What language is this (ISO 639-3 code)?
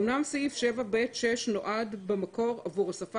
heb